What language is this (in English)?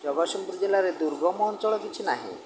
Odia